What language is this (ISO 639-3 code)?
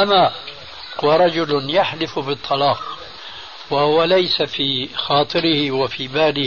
ara